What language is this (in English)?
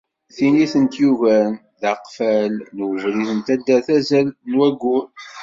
Kabyle